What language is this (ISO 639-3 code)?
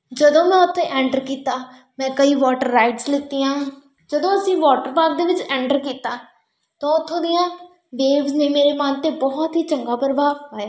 pan